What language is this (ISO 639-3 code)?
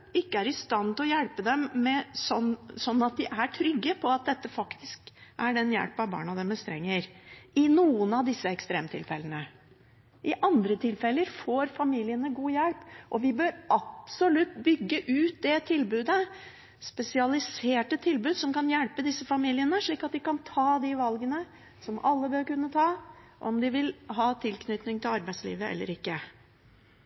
nob